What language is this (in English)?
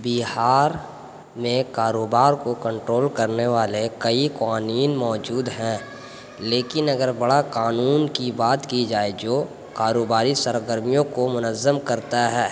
Urdu